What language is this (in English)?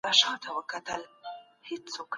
Pashto